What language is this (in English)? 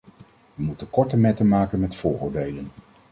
Dutch